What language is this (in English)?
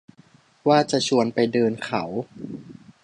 Thai